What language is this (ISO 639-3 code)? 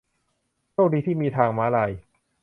tha